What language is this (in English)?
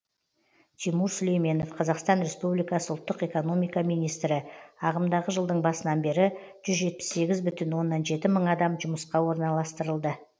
Kazakh